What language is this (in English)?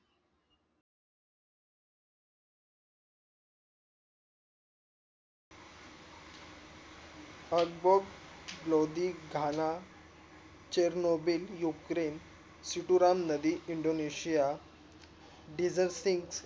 Marathi